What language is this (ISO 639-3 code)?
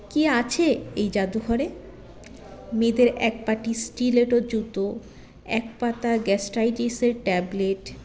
ben